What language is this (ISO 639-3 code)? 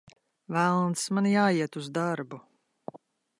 lav